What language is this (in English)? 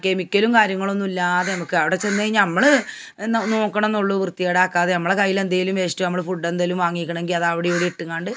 Malayalam